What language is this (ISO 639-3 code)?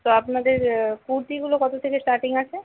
ben